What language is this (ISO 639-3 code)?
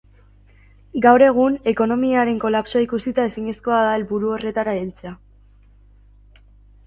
eus